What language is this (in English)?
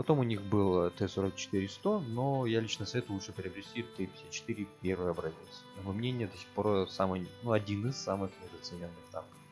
Russian